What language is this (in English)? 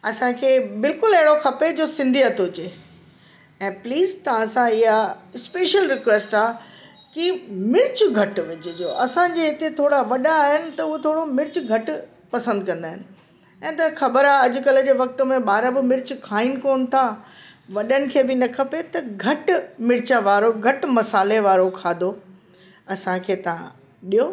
Sindhi